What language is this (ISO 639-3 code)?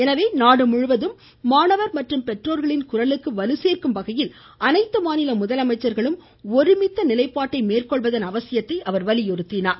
tam